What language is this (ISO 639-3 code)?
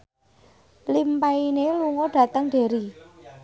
jav